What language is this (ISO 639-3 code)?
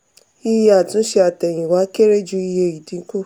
yor